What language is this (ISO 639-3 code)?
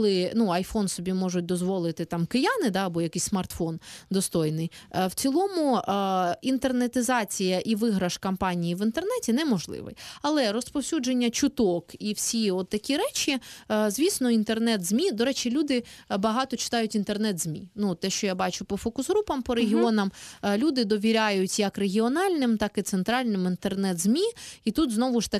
ukr